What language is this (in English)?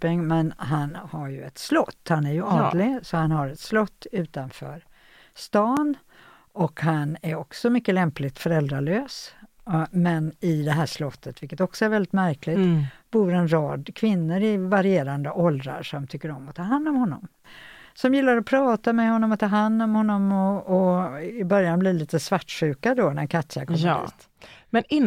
Swedish